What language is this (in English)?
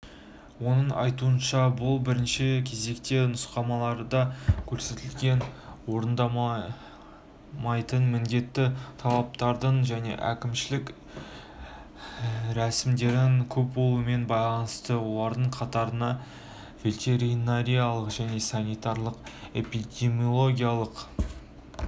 Kazakh